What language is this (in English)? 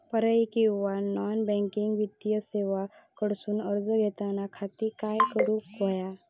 Marathi